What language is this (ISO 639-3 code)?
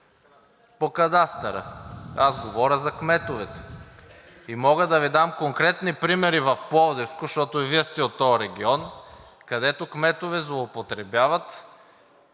bul